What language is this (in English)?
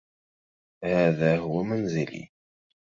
Arabic